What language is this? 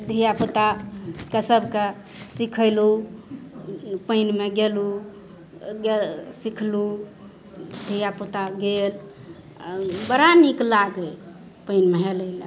Maithili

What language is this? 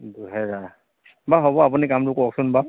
Assamese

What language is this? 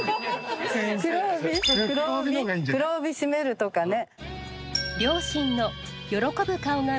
Japanese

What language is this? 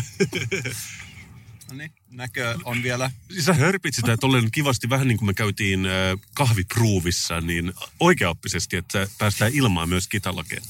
Finnish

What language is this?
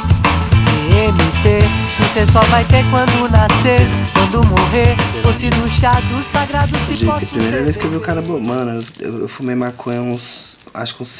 Portuguese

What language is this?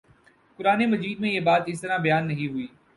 Urdu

